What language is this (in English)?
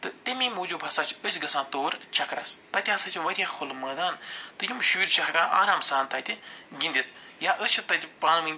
Kashmiri